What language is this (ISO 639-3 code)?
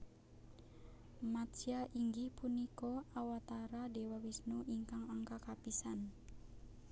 jav